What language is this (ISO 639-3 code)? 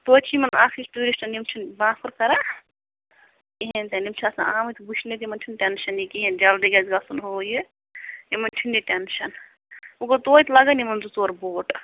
kas